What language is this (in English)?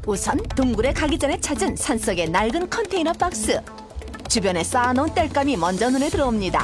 Korean